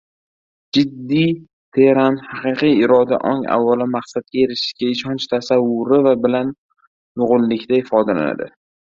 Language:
Uzbek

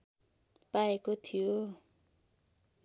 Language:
Nepali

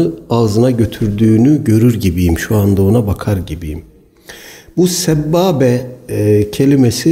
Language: Turkish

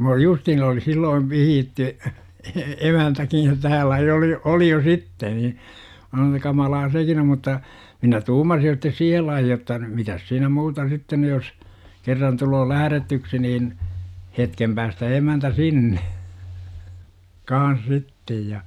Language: Finnish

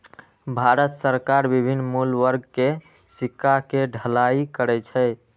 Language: Maithili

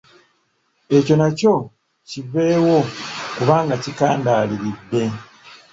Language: Ganda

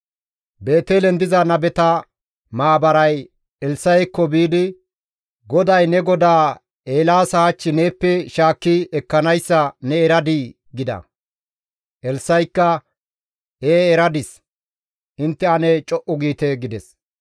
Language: Gamo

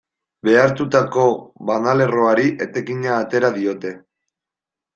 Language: Basque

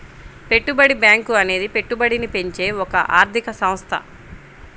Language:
Telugu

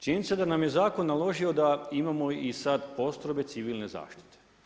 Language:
Croatian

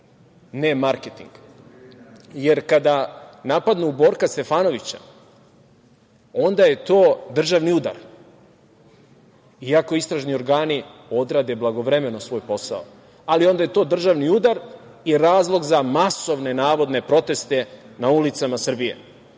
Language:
Serbian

